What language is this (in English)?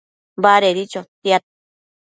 Matsés